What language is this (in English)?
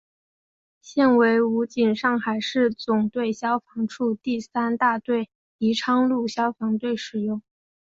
Chinese